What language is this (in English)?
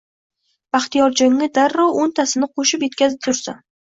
Uzbek